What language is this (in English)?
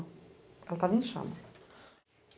Portuguese